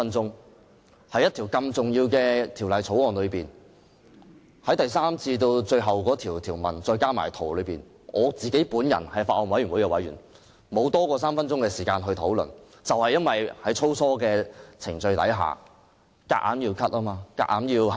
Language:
Cantonese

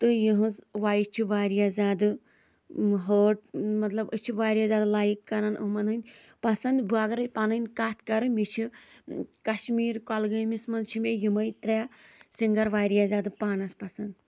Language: Kashmiri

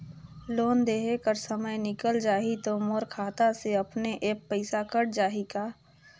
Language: Chhattisgarhi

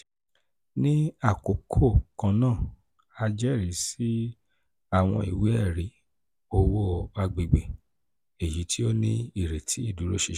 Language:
Yoruba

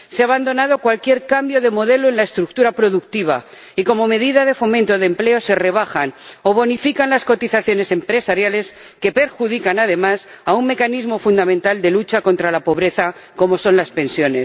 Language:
Spanish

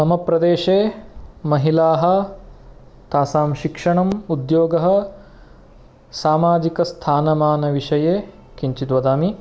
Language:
Sanskrit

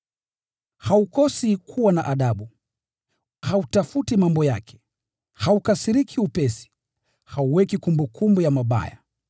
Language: Swahili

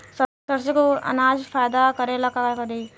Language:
Bhojpuri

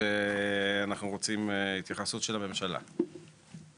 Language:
Hebrew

